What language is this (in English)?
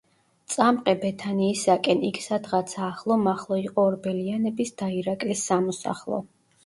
Georgian